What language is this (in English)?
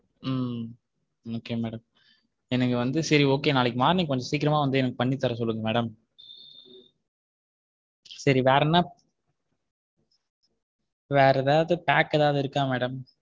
Tamil